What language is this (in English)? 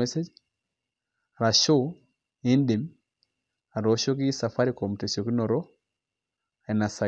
Masai